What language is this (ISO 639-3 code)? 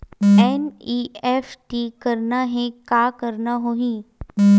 hne